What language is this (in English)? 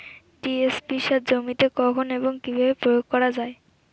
Bangla